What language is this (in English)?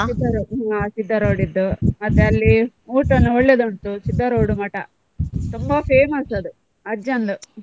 Kannada